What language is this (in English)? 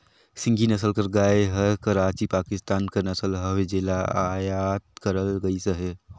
Chhattisgarhi